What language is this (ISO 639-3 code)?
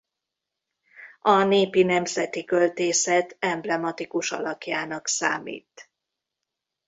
hun